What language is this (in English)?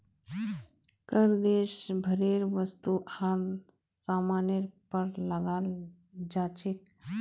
Magahi